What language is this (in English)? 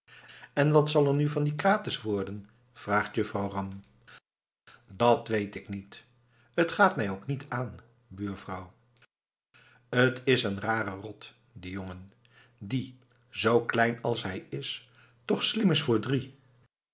Dutch